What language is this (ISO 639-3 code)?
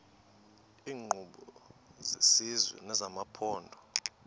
xho